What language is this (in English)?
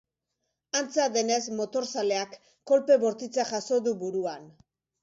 Basque